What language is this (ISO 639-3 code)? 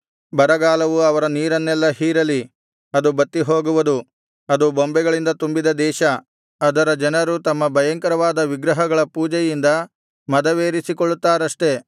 kan